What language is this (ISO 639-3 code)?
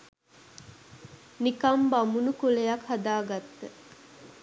sin